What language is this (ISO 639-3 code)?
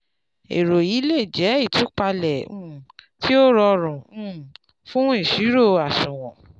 yor